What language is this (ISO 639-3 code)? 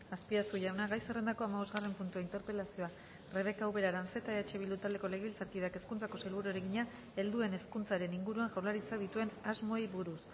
eus